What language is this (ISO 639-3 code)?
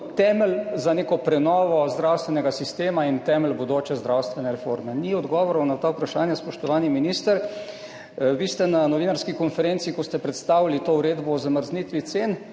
slv